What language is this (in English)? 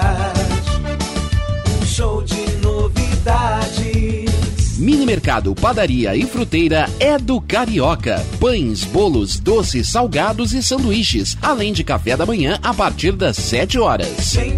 Portuguese